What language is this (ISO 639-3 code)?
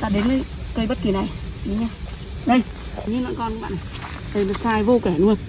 vie